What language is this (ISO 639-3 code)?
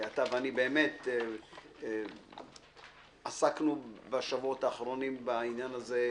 heb